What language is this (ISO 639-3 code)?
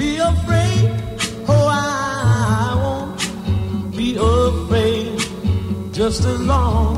ell